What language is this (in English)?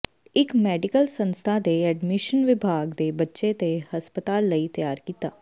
Punjabi